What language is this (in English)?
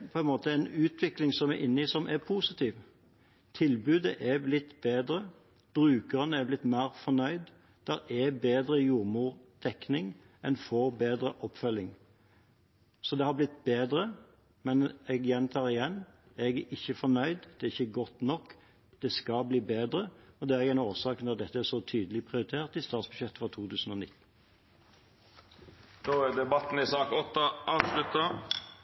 Norwegian